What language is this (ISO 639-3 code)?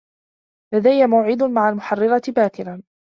ara